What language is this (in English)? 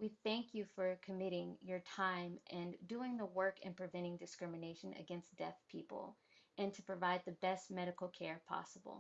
English